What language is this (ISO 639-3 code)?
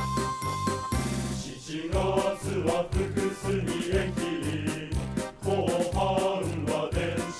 jpn